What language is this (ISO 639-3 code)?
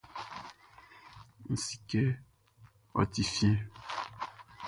bci